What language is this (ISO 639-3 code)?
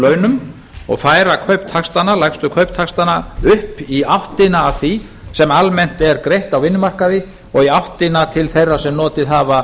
isl